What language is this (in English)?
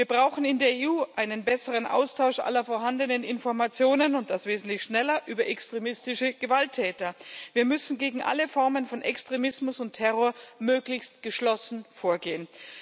German